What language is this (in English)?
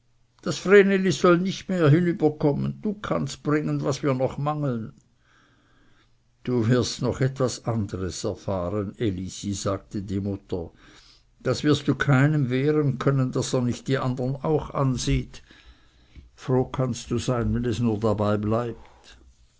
German